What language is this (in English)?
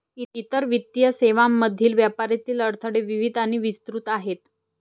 Marathi